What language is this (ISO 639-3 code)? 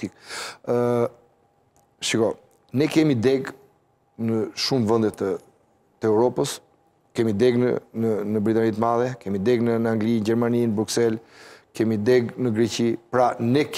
ron